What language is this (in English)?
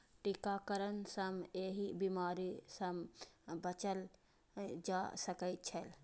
Maithili